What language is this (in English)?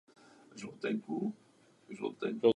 Czech